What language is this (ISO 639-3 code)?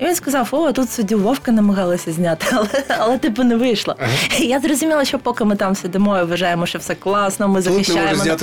ukr